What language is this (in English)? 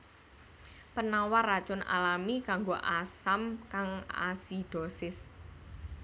Javanese